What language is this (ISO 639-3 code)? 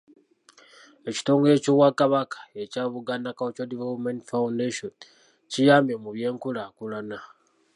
lug